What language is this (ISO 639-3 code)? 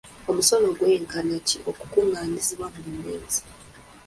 lug